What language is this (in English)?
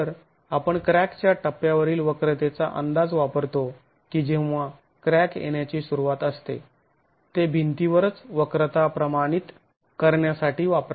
Marathi